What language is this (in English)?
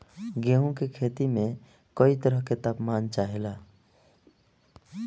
Bhojpuri